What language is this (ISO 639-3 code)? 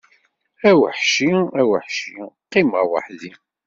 kab